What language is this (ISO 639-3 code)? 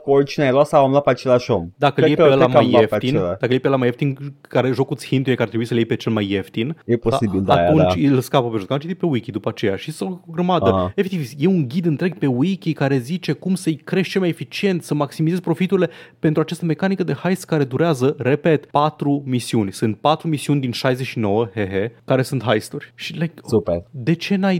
ron